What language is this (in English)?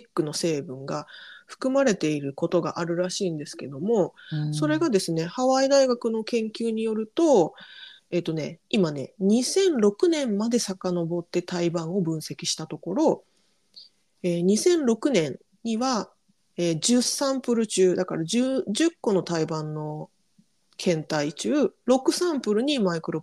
Japanese